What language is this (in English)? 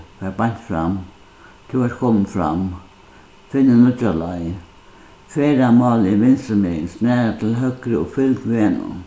Faroese